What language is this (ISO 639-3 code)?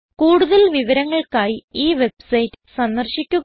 mal